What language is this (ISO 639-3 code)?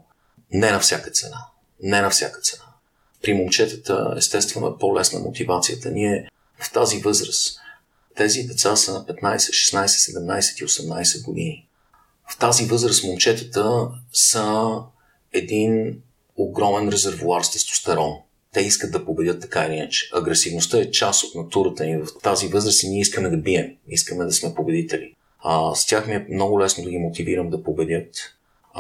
bul